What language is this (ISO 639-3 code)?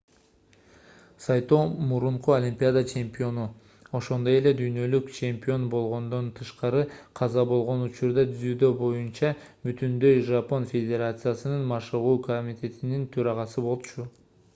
kir